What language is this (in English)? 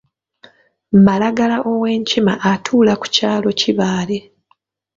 Ganda